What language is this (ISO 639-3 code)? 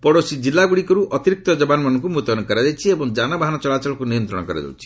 ori